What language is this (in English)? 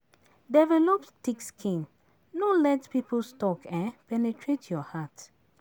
Nigerian Pidgin